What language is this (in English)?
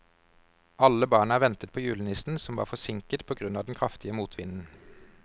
Norwegian